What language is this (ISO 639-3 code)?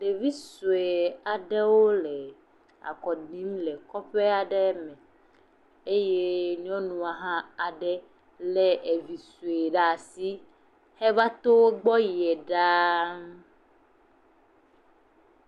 ewe